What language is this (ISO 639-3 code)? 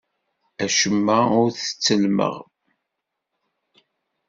kab